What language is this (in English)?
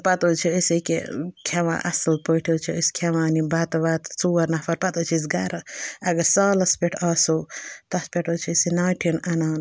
Kashmiri